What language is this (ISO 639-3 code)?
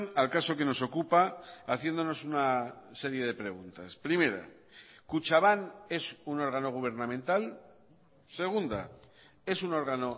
spa